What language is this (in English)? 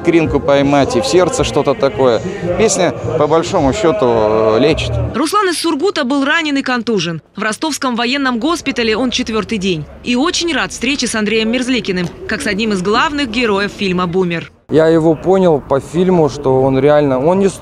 Russian